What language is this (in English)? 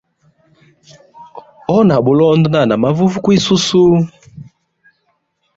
Hemba